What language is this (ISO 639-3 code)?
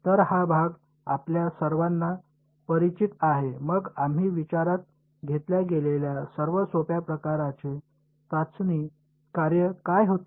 mar